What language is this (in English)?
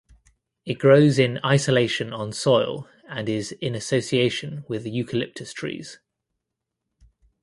English